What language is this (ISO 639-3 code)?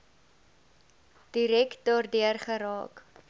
afr